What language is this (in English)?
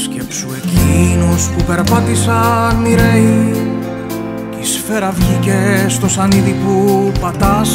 Greek